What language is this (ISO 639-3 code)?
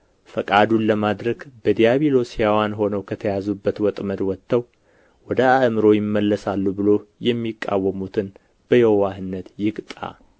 amh